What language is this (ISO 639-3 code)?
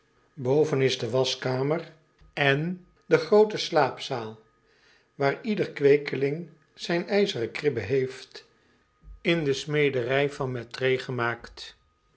nld